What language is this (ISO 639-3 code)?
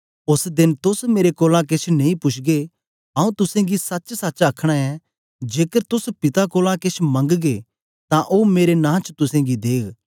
doi